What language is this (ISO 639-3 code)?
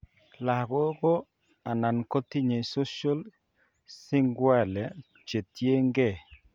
kln